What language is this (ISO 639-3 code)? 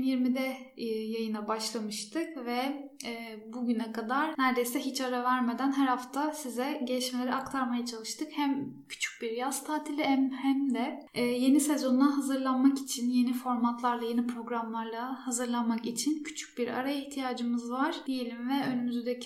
tur